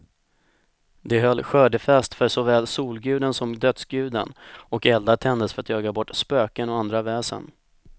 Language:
Swedish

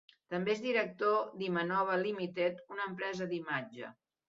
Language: Catalan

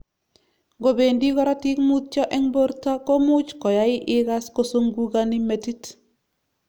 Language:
Kalenjin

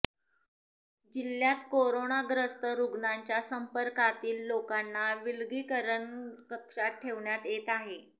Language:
Marathi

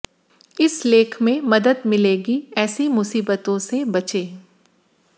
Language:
Hindi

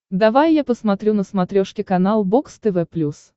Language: Russian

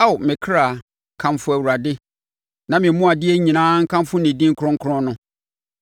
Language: Akan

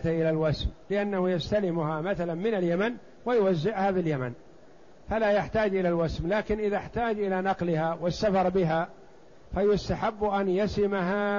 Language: Arabic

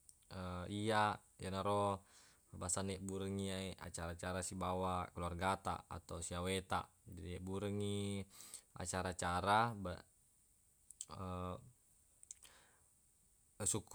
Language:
Buginese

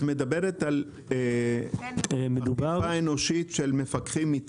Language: Hebrew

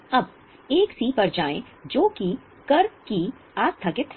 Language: Hindi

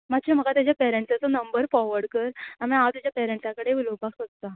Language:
Konkani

